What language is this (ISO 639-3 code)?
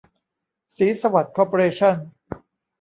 tha